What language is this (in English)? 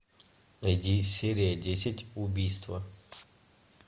Russian